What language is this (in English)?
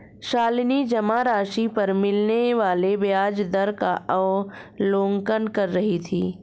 Hindi